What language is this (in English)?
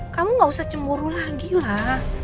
Indonesian